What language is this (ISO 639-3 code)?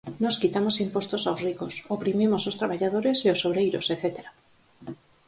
glg